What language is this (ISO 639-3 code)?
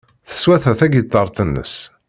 kab